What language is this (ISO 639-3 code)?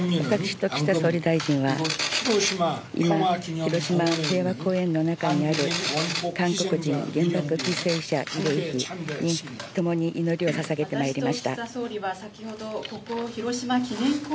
jpn